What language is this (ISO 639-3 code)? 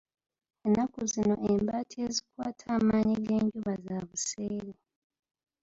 lug